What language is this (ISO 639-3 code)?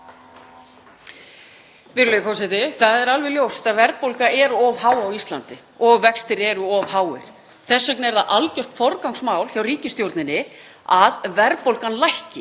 isl